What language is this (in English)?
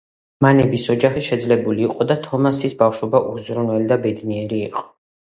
Georgian